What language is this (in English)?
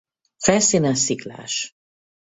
Hungarian